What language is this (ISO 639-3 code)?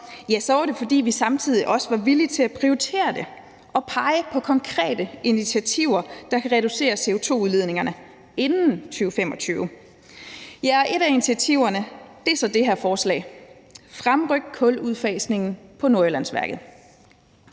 dan